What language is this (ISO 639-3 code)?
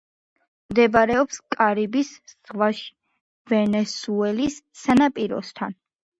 kat